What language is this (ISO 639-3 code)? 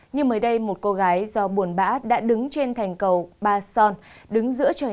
vie